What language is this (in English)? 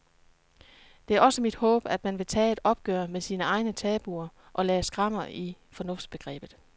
Danish